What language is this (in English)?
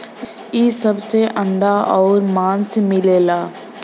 Bhojpuri